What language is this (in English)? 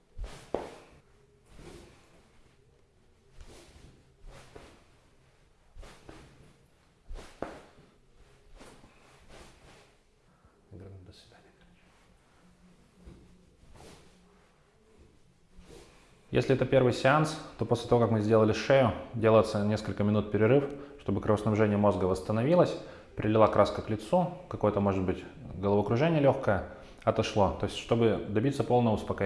Russian